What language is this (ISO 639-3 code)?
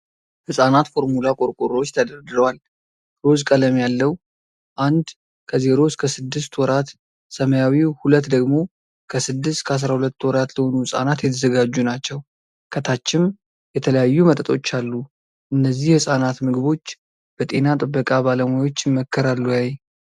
amh